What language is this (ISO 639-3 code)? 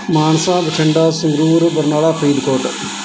pan